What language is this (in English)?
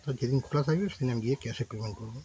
Bangla